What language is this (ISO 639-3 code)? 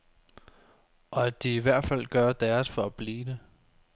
dan